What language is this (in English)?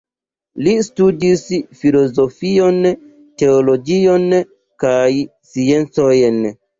Esperanto